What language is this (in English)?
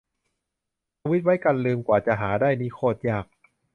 Thai